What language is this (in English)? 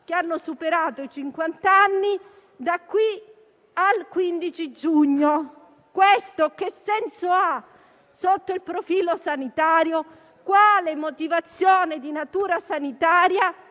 Italian